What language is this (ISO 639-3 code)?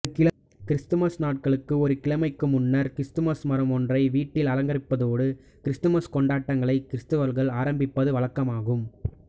tam